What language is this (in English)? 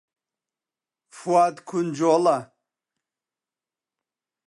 Central Kurdish